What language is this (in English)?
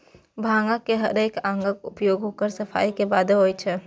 Maithili